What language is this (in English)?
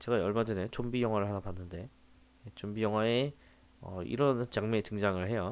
Korean